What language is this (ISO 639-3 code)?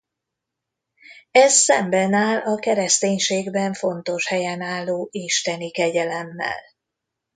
hun